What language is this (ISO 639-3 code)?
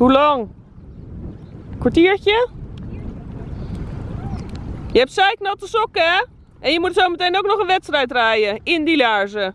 nld